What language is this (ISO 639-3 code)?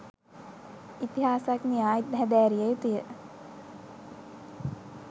sin